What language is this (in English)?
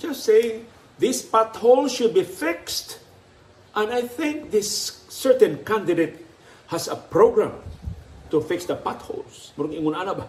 Filipino